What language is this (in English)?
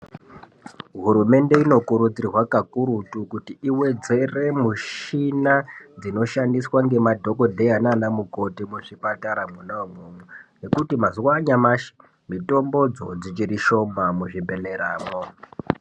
Ndau